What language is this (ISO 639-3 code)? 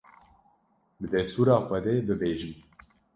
kur